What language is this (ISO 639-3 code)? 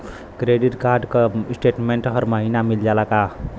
bho